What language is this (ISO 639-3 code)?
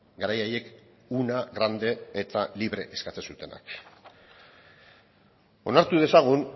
eus